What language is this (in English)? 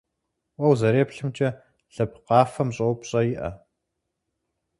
Kabardian